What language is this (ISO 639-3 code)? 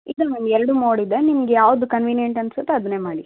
kan